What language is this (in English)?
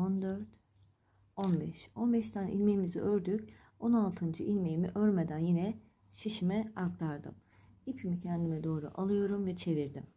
Turkish